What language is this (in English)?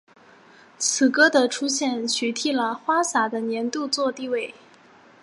Chinese